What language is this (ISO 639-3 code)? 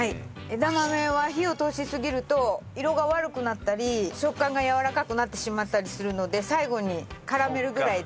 jpn